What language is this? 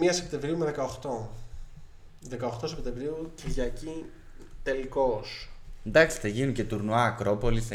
Greek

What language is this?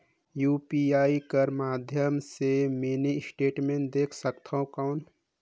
Chhattisgarhi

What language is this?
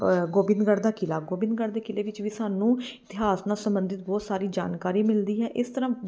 Punjabi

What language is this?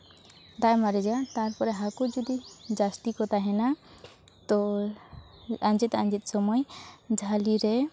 Santali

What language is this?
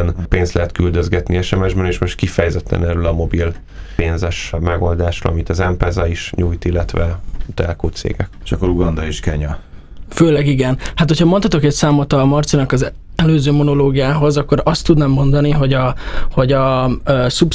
Hungarian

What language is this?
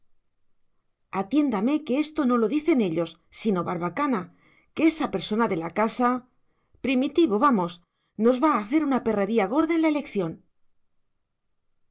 Spanish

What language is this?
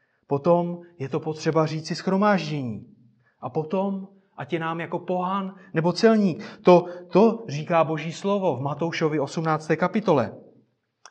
Czech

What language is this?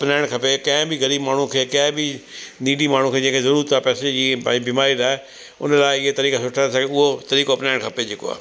Sindhi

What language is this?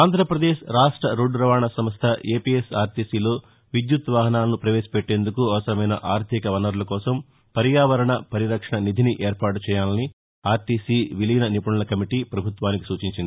Telugu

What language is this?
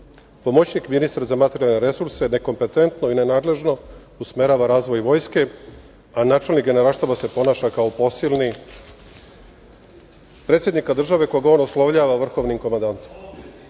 Serbian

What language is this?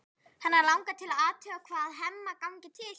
Icelandic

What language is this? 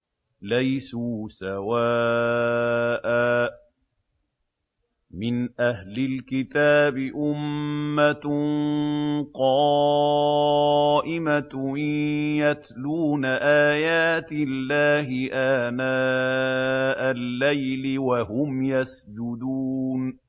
Arabic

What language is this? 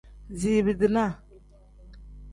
Tem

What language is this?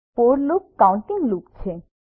Gujarati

